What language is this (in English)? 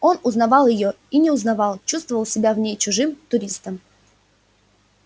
Russian